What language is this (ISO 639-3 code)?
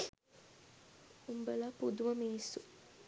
sin